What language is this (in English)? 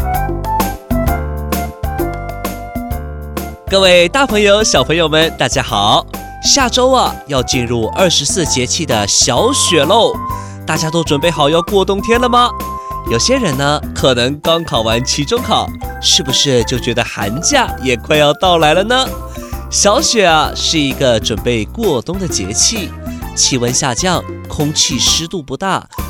Chinese